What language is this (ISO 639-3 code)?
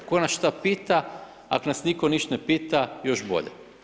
hrv